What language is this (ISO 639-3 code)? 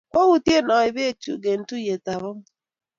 kln